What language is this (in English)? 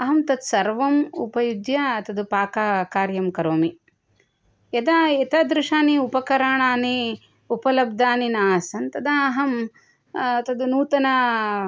Sanskrit